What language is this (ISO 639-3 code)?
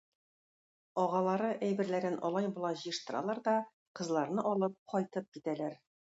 tat